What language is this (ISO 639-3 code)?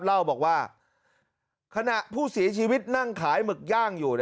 tha